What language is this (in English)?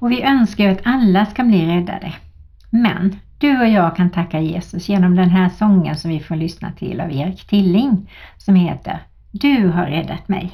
Swedish